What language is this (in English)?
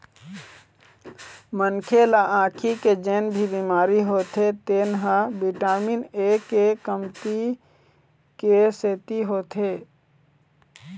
Chhattisgarhi